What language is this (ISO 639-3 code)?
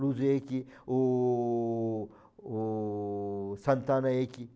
por